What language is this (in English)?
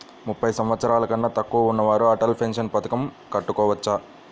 Telugu